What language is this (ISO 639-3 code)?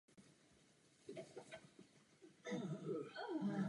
ces